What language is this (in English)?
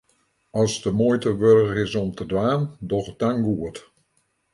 Western Frisian